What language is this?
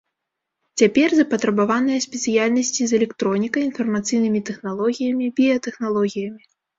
Belarusian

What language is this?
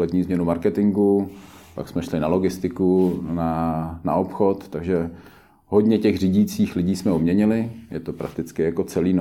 Czech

